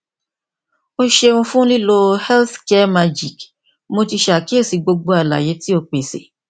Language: Yoruba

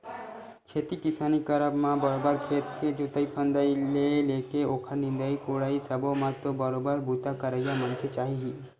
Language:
Chhattisgarhi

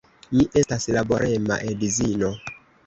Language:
Esperanto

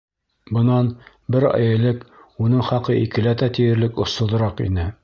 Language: Bashkir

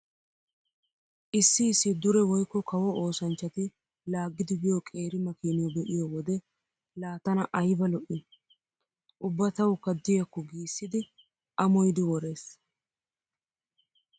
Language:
Wolaytta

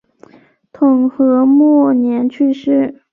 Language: Chinese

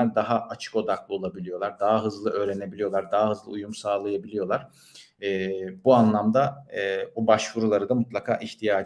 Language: Turkish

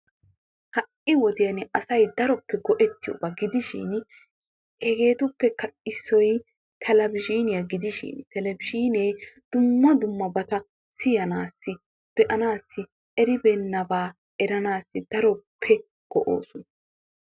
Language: Wolaytta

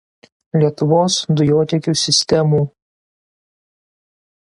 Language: Lithuanian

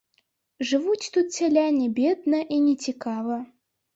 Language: Belarusian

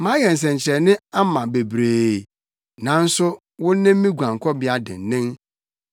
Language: Akan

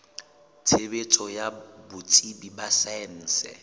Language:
Southern Sotho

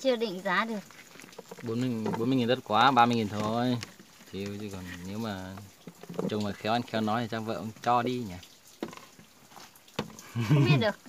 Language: Vietnamese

